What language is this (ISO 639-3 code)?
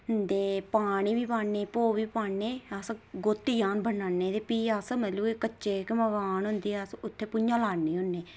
doi